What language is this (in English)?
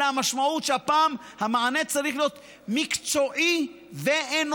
Hebrew